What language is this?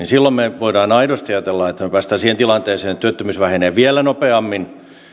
Finnish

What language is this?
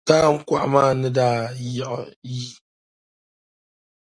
Dagbani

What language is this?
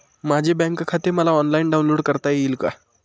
Marathi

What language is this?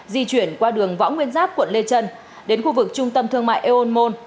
Vietnamese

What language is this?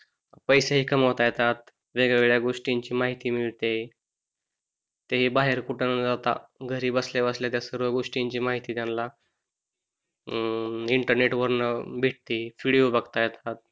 Marathi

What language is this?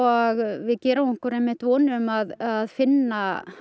Icelandic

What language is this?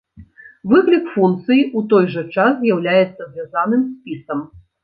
Belarusian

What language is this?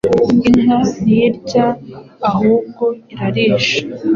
Kinyarwanda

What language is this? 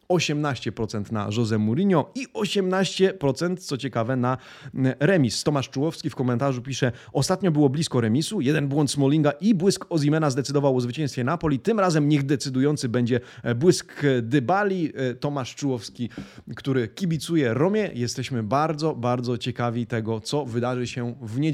Polish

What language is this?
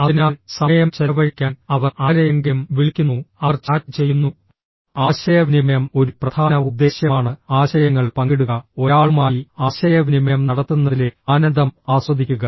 Malayalam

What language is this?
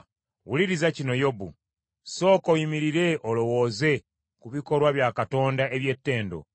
Ganda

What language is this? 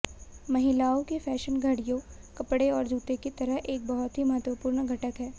Hindi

